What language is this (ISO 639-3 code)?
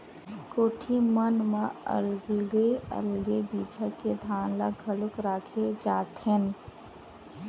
hne